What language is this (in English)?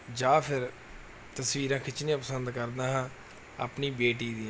Punjabi